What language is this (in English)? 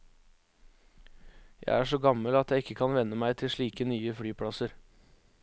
Norwegian